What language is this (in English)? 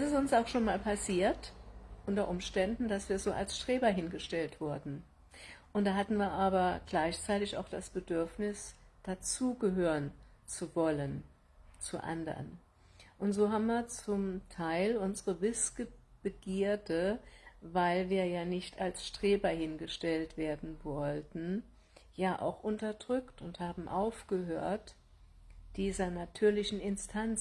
German